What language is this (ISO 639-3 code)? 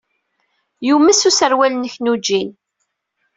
kab